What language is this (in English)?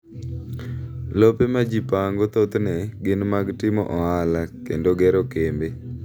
Luo (Kenya and Tanzania)